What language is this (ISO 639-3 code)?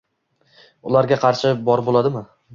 uzb